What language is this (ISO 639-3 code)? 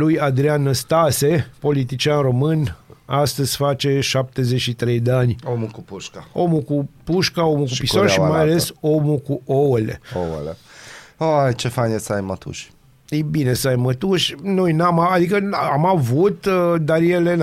ron